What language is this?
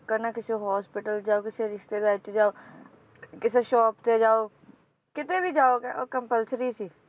Punjabi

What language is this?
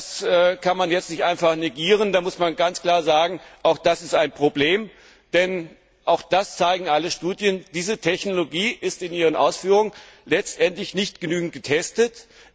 German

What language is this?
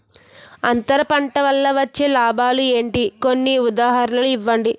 Telugu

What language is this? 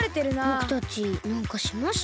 Japanese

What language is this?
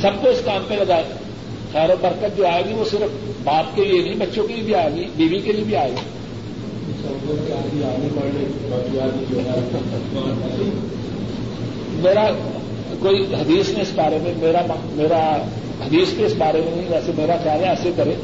Urdu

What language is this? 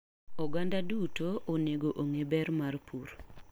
Luo (Kenya and Tanzania)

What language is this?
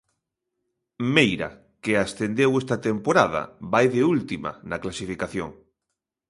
Galician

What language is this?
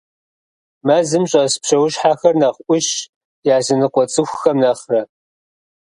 Kabardian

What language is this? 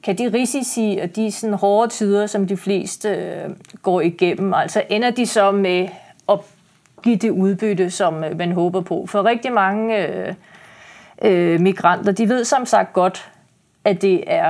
Danish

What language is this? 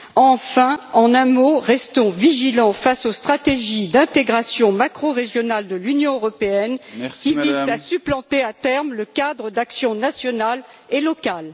French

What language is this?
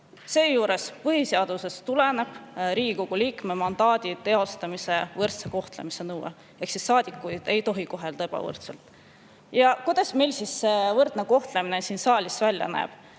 Estonian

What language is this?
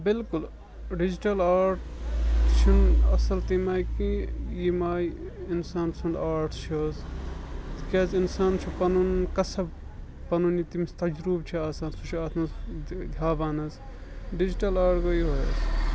Kashmiri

